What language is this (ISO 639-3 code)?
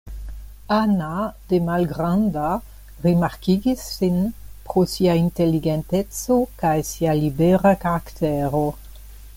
epo